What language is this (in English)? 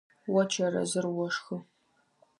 Adyghe